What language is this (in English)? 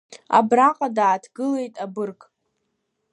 Abkhazian